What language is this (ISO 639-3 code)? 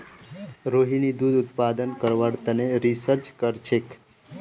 mag